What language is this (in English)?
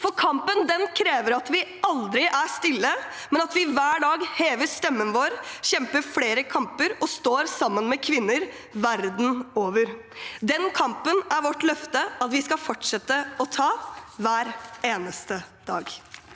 Norwegian